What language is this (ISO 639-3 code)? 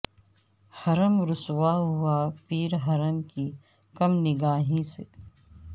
urd